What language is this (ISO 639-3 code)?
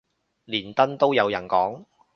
yue